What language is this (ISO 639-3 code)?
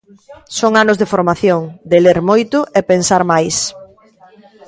glg